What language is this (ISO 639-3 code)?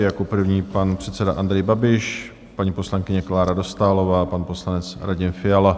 ces